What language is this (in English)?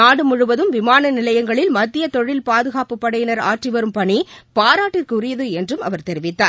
Tamil